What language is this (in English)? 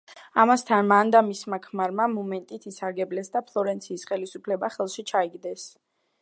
Georgian